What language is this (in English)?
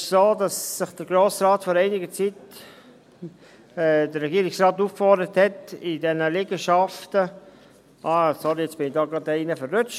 Swiss German